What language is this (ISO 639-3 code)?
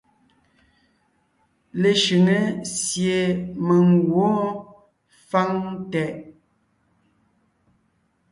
nnh